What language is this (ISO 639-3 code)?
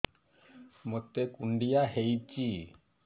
ori